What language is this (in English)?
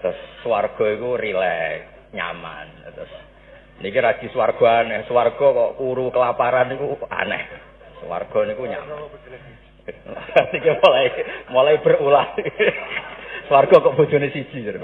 Indonesian